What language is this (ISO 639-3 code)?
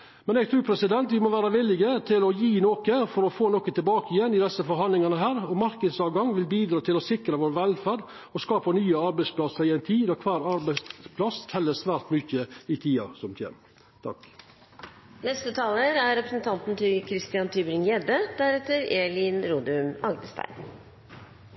nor